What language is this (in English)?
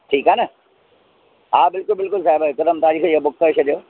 Sindhi